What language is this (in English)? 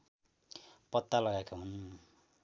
Nepali